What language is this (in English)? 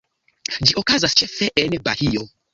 Esperanto